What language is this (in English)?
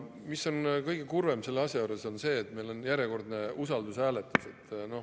Estonian